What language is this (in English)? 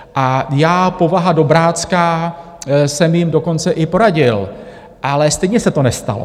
Czech